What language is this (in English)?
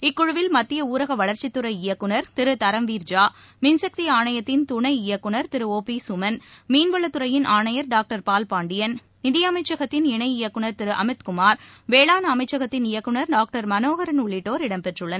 Tamil